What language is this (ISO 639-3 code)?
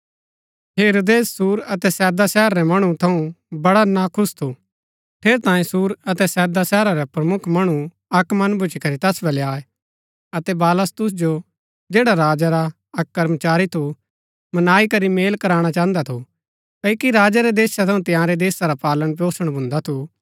gbk